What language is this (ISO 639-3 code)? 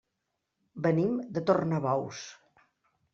cat